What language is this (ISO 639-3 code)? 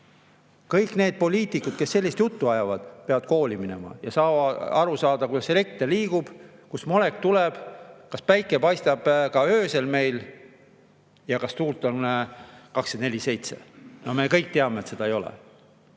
est